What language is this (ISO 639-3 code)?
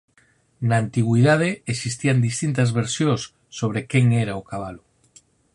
glg